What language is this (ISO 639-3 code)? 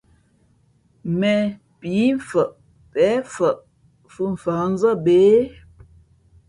fmp